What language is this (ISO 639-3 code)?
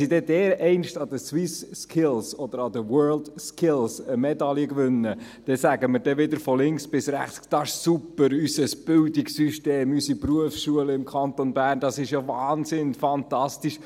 gsw